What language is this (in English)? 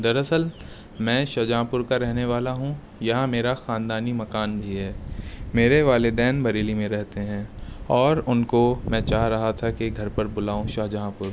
Urdu